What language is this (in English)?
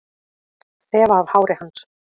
Icelandic